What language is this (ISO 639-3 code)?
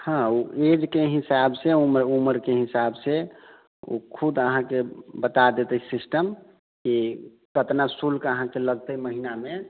mai